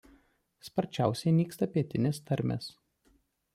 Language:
Lithuanian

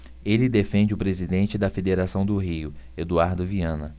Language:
Portuguese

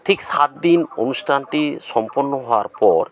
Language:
Bangla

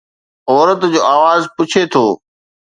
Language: Sindhi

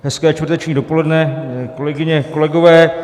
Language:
Czech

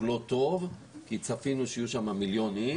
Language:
Hebrew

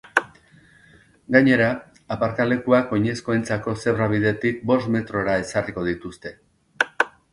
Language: Basque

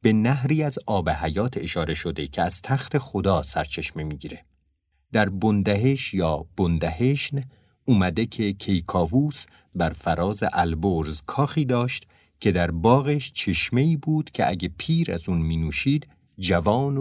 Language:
Persian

